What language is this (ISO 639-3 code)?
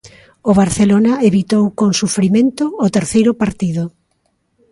glg